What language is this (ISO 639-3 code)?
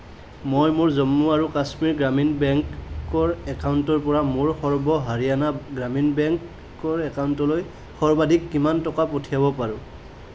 asm